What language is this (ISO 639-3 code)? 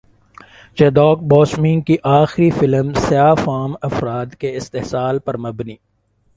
urd